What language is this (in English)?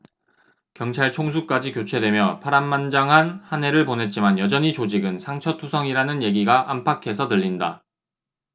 Korean